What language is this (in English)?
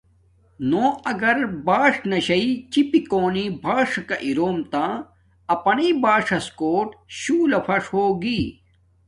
Domaaki